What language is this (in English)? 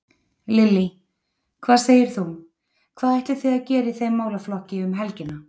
Icelandic